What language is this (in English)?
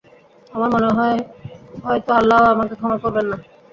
Bangla